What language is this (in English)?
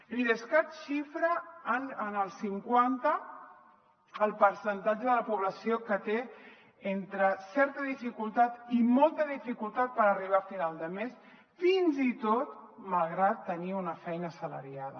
Catalan